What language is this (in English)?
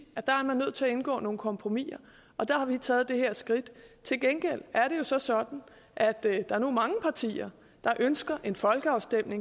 Danish